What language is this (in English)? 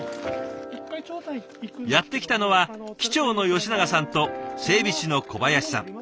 Japanese